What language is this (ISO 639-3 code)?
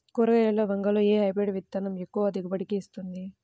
tel